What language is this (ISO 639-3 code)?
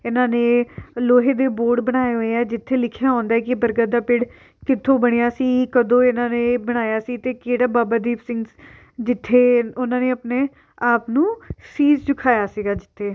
pan